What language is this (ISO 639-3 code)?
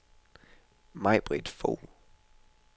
dan